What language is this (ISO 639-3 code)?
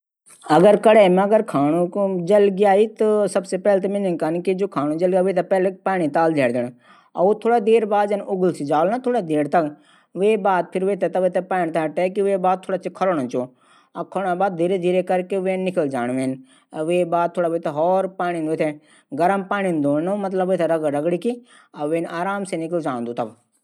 gbm